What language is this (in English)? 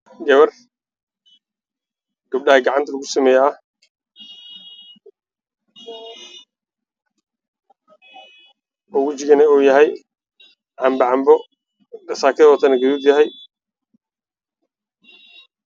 Somali